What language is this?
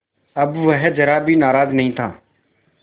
Hindi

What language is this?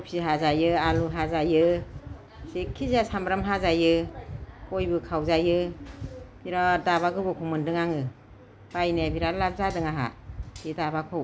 Bodo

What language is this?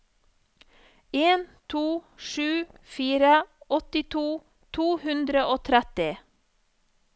Norwegian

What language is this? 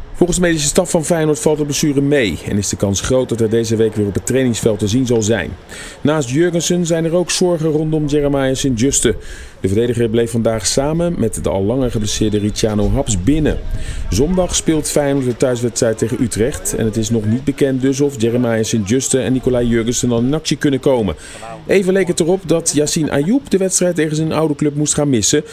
Dutch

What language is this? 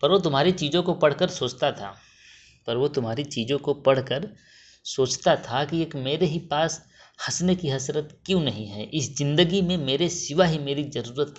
Hindi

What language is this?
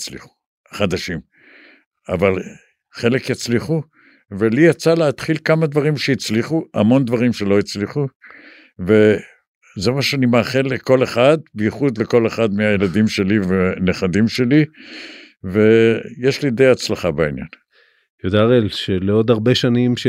Hebrew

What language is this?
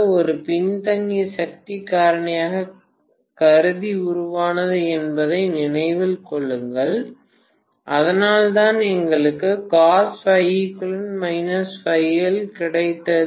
Tamil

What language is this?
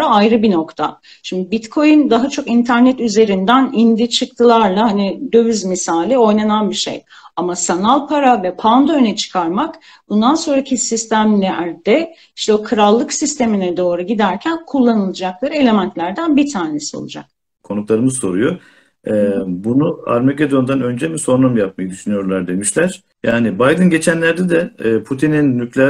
Turkish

